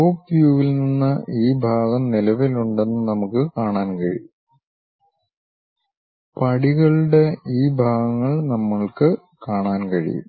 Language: Malayalam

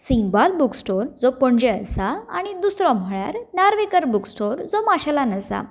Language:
Konkani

